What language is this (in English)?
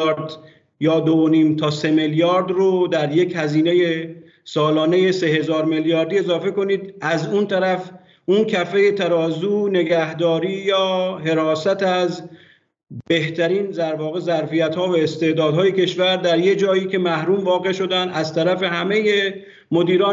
Persian